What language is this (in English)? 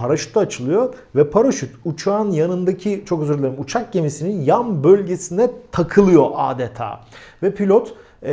Turkish